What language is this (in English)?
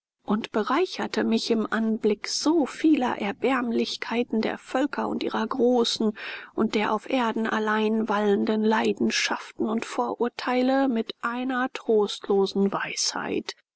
German